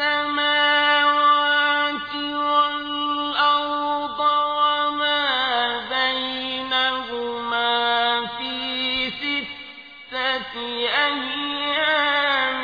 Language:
Arabic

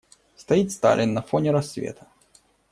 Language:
Russian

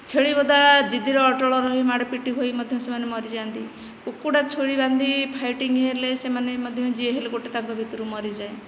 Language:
Odia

